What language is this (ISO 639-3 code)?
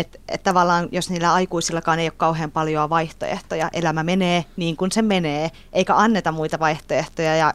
fin